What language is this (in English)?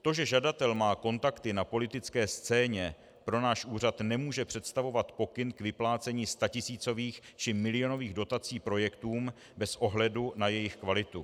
Czech